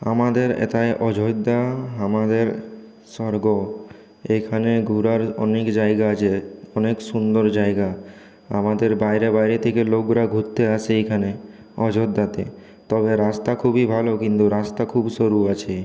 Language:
Bangla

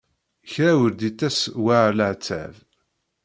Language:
Kabyle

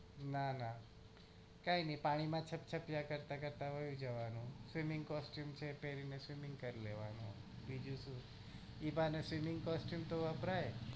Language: Gujarati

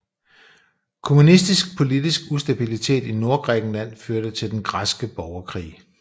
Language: Danish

